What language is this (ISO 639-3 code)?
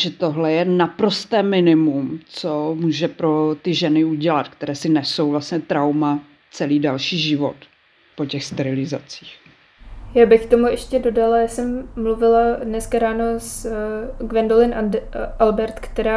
ces